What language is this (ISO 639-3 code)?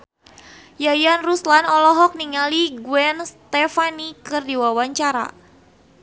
sun